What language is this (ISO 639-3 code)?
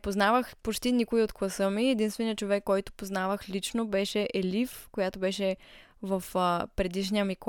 bul